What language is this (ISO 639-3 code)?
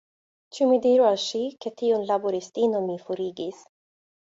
epo